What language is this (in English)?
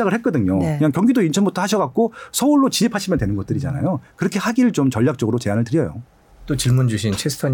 Korean